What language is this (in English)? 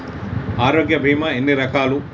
Telugu